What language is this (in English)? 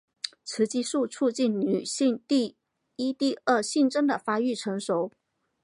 Chinese